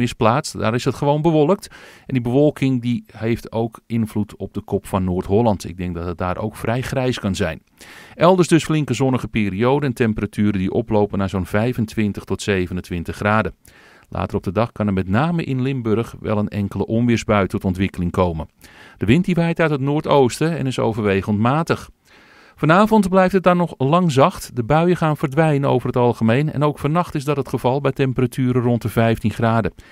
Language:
Dutch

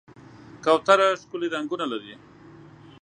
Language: Pashto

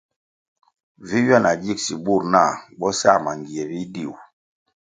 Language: Kwasio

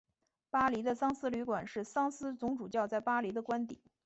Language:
Chinese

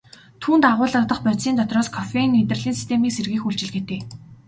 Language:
Mongolian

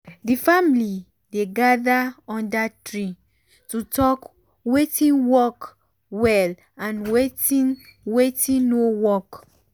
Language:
Nigerian Pidgin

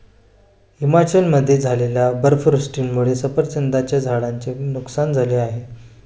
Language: Marathi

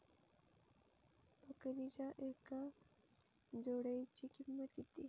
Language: Marathi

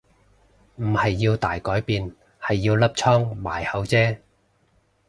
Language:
Cantonese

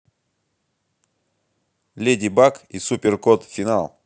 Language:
Russian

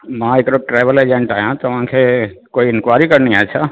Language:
Sindhi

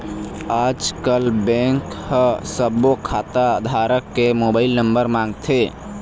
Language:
Chhattisgarhi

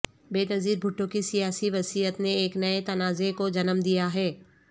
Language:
Urdu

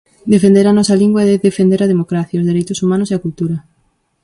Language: Galician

